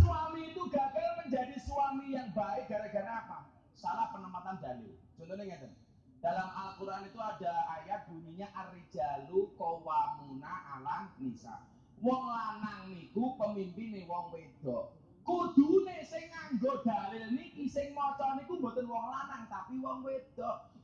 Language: Indonesian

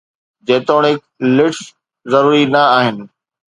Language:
Sindhi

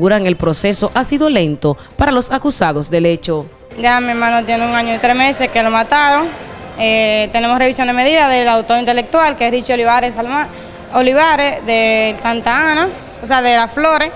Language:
Spanish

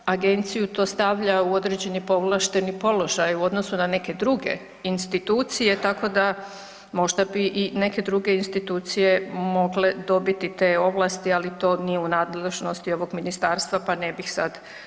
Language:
Croatian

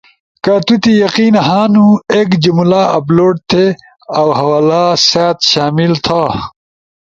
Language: Ushojo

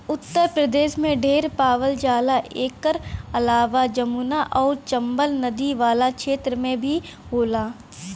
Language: Bhojpuri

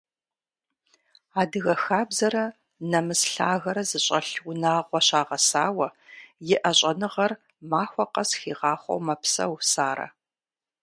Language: Kabardian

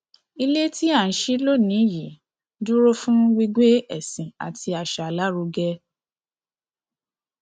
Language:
Yoruba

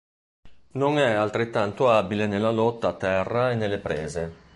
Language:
Italian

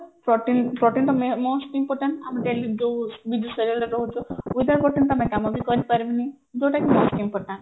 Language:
Odia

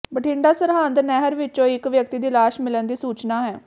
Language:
Punjabi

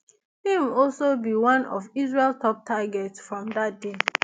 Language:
Nigerian Pidgin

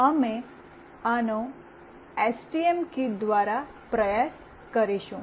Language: Gujarati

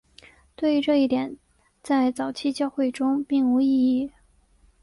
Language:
Chinese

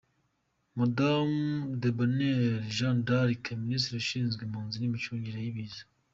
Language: Kinyarwanda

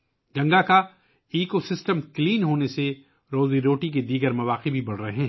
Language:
Urdu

